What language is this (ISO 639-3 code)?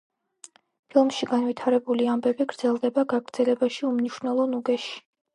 kat